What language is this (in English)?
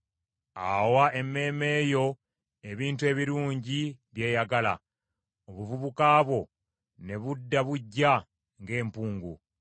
Ganda